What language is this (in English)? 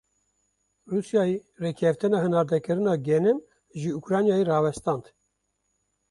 Kurdish